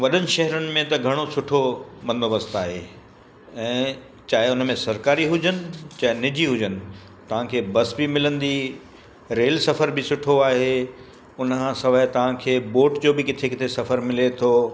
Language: Sindhi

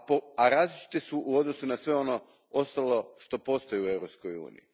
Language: Croatian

